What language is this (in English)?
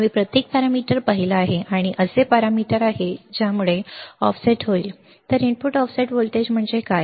Marathi